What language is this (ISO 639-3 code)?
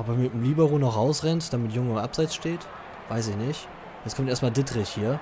deu